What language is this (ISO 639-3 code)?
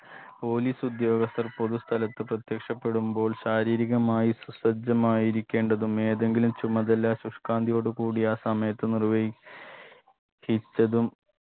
mal